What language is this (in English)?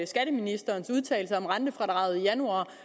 Danish